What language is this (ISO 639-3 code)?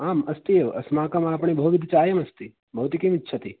san